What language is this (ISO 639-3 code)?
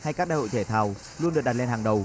vie